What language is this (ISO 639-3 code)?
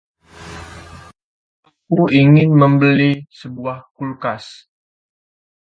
ind